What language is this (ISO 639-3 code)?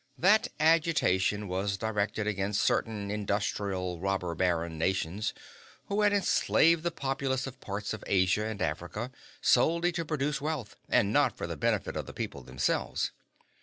eng